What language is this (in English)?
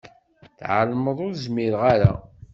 Kabyle